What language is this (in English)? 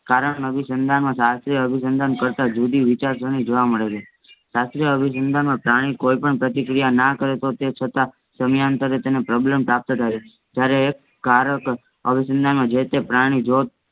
Gujarati